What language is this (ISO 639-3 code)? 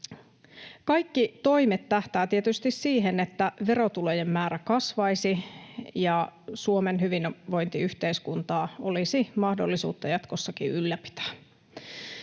fin